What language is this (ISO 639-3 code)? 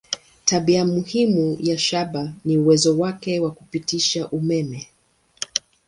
swa